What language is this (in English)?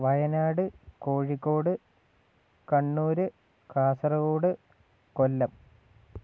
Malayalam